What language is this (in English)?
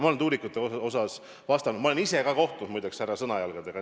Estonian